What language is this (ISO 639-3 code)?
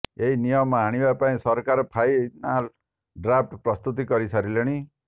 ori